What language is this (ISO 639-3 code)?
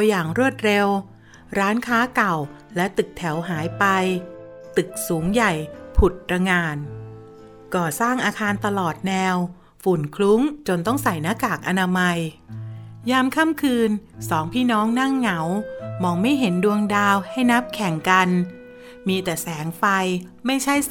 tha